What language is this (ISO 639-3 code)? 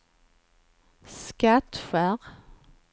swe